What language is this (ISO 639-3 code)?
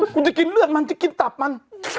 tha